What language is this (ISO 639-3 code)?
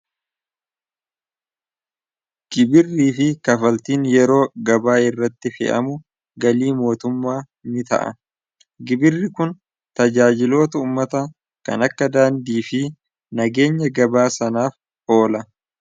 orm